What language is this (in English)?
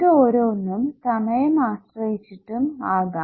Malayalam